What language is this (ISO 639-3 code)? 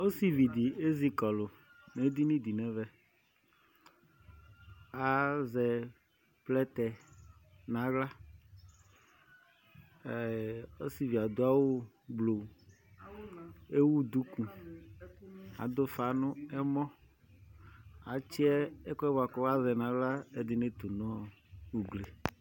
kpo